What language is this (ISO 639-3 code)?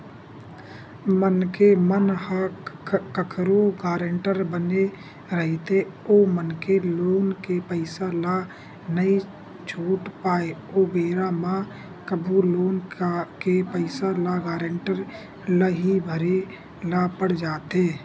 hne